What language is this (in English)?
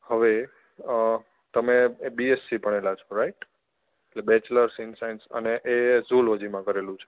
Gujarati